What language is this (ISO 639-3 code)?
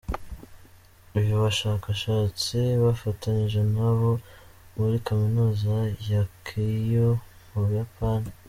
kin